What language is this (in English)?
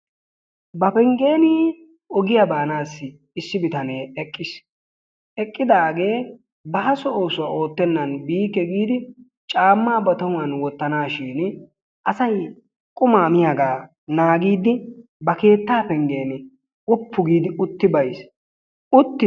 Wolaytta